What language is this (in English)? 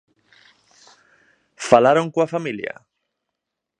Galician